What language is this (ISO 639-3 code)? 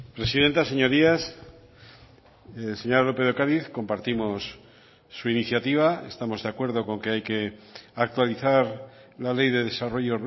spa